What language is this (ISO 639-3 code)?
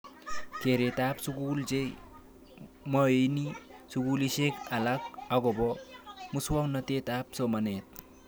kln